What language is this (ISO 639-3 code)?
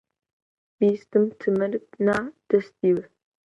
ckb